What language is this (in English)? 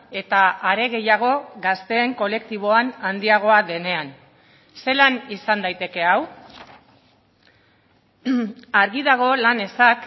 Basque